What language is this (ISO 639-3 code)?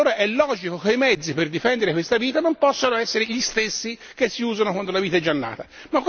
ita